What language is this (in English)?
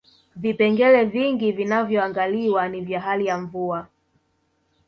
Swahili